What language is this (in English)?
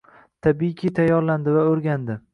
Uzbek